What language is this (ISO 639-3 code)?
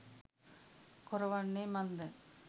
sin